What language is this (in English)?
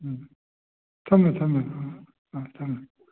Manipuri